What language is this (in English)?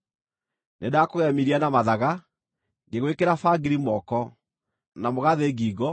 Kikuyu